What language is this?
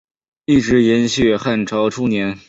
Chinese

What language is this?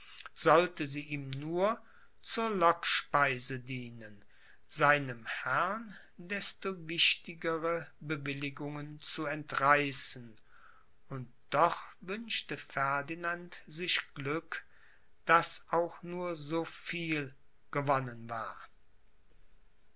German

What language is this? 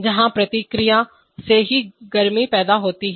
Hindi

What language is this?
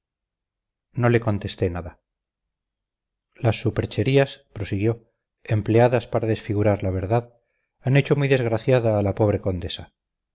Spanish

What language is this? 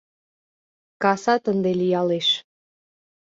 Mari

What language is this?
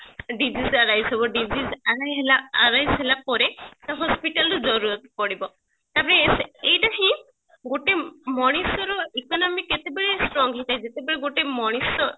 Odia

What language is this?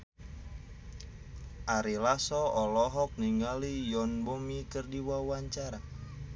Sundanese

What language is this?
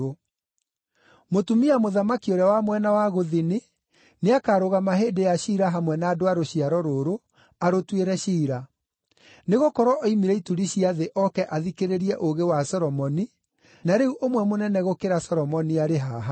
Kikuyu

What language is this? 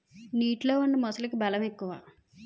Telugu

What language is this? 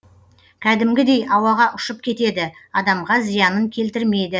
Kazakh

